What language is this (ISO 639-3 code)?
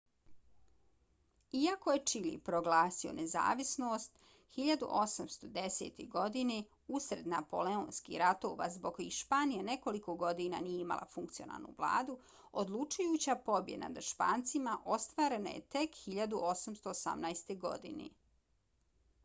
bos